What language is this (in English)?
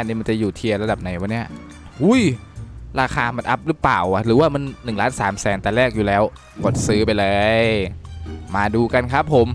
Thai